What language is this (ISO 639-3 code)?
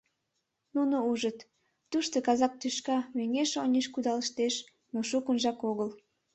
chm